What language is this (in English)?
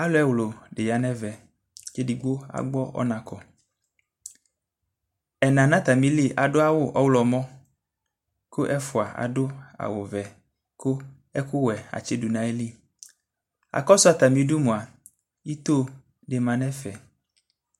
Ikposo